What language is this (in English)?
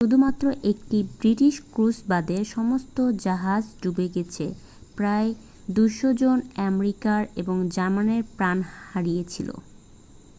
Bangla